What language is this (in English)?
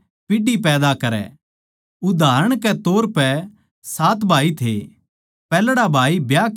Haryanvi